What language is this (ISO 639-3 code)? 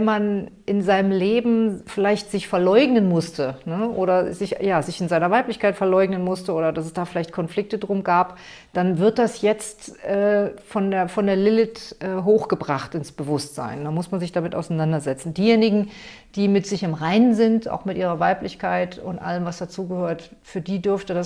deu